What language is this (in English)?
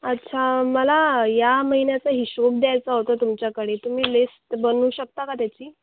Marathi